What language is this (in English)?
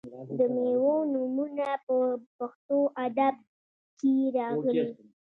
Pashto